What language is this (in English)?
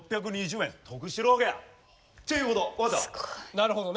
Japanese